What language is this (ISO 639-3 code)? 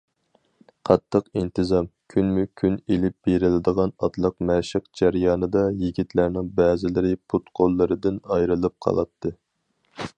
uig